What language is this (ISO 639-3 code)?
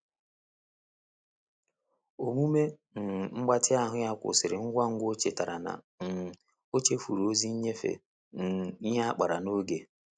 ibo